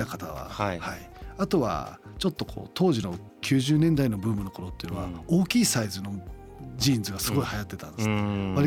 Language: Japanese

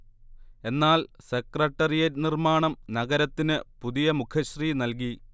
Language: Malayalam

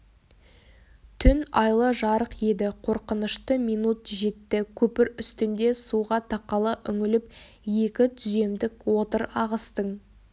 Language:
Kazakh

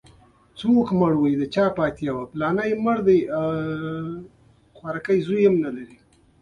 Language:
Pashto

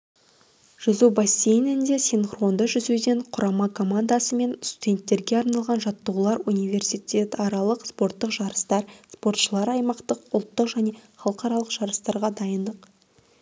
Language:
Kazakh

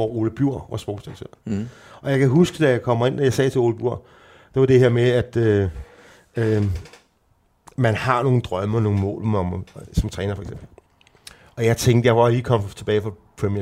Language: Danish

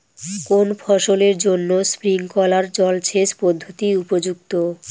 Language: Bangla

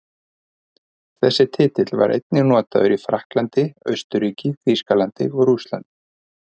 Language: Icelandic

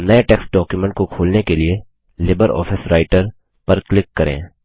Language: Hindi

